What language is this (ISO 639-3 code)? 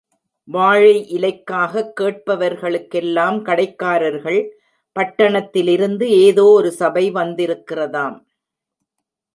tam